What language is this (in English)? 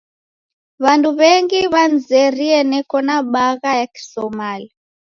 Taita